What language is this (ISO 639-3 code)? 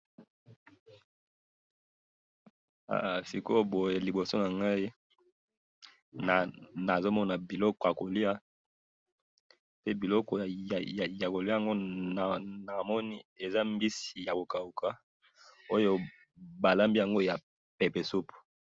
lin